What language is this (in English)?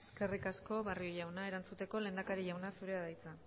Basque